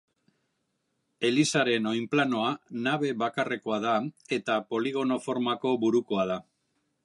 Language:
Basque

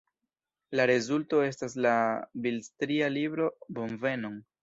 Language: Esperanto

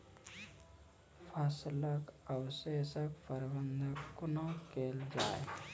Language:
Maithili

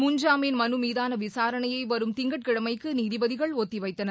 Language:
Tamil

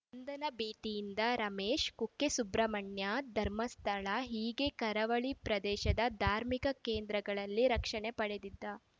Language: Kannada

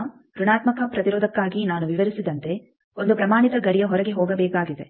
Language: Kannada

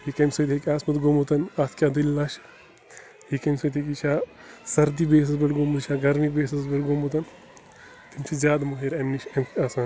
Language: Kashmiri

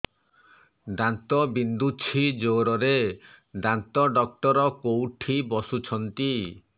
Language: Odia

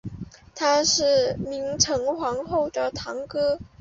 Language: Chinese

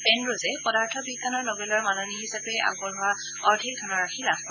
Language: Assamese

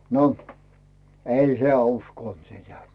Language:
Finnish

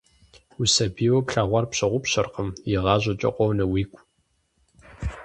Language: Kabardian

